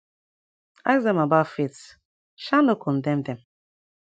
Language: Nigerian Pidgin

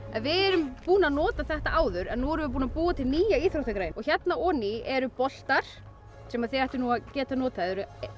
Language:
Icelandic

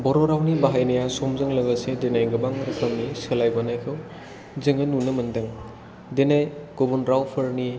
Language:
Bodo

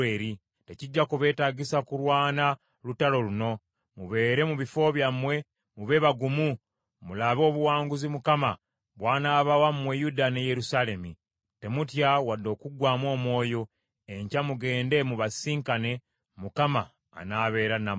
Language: Ganda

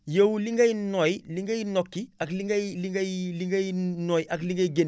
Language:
Wolof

